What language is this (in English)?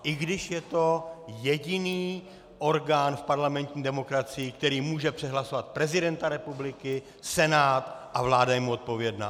Czech